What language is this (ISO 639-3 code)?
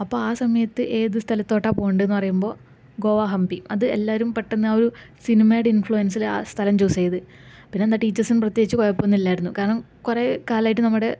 mal